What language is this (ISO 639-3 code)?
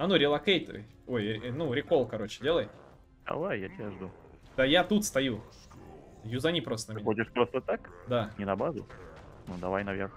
rus